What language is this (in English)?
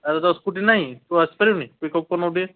Odia